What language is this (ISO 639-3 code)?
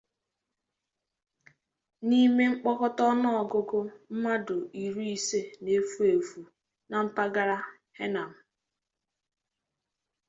ibo